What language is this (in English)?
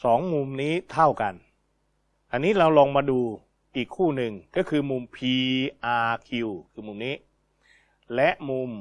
Thai